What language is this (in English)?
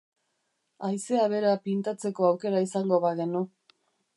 Basque